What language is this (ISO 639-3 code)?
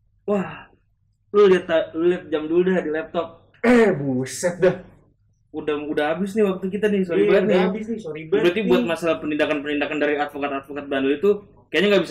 ind